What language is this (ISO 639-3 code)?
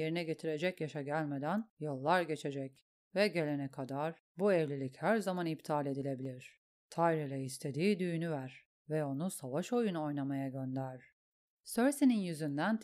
tur